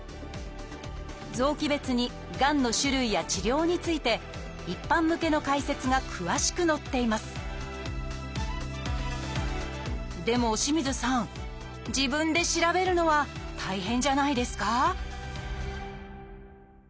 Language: Japanese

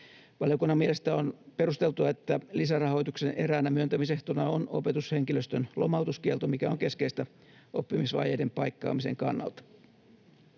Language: Finnish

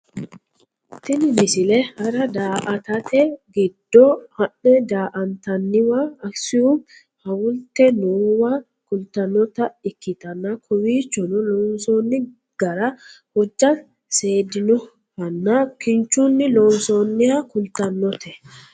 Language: Sidamo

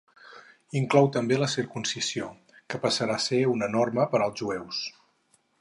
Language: Catalan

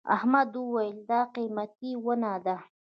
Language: Pashto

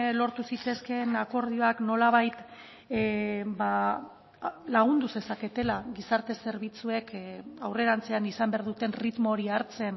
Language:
Basque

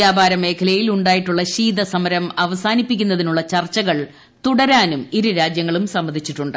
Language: Malayalam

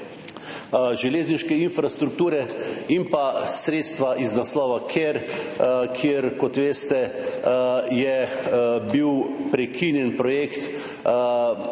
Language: Slovenian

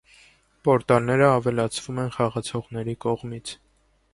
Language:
Armenian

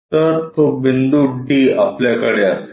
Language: Marathi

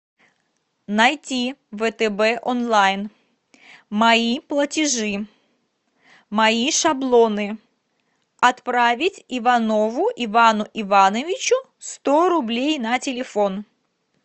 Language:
Russian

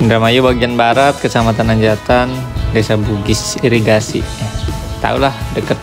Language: Indonesian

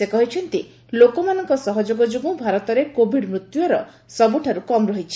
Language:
Odia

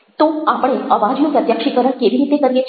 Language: Gujarati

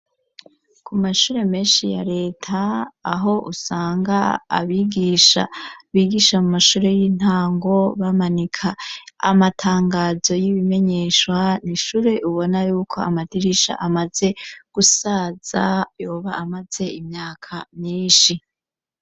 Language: Rundi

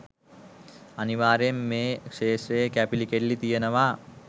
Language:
Sinhala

